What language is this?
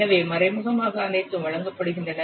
Tamil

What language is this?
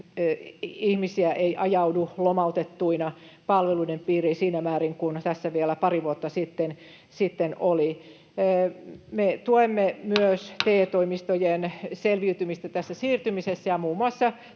Finnish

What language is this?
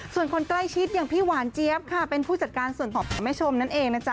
Thai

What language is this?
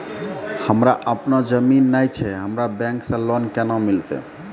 Maithili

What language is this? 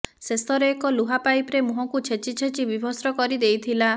Odia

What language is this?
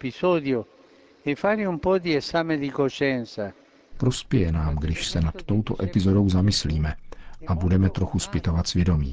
Czech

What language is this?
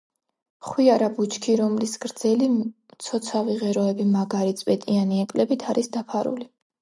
Georgian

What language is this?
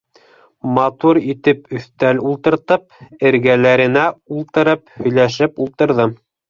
Bashkir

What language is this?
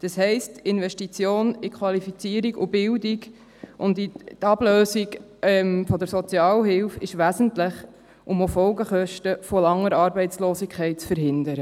Swiss German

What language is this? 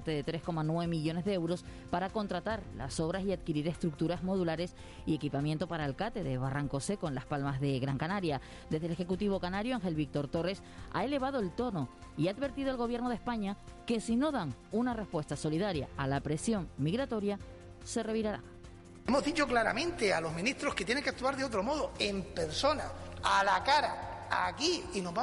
Spanish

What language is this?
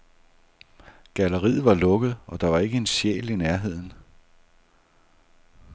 Danish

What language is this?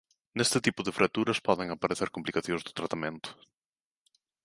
Galician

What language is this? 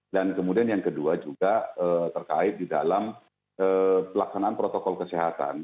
Indonesian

